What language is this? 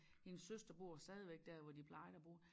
Danish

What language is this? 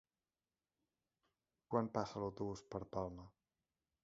Catalan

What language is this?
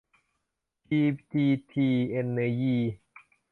Thai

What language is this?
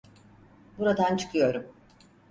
Turkish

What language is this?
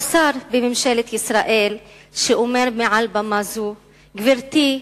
Hebrew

